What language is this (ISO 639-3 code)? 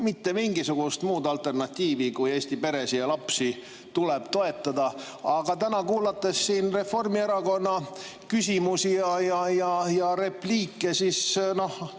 est